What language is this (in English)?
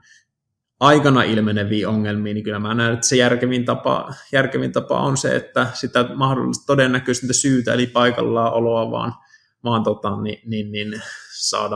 Finnish